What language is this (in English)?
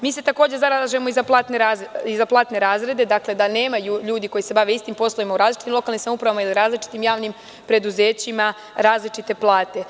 Serbian